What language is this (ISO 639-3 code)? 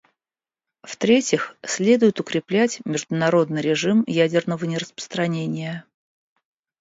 rus